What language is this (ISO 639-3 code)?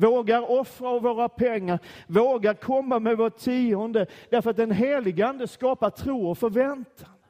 swe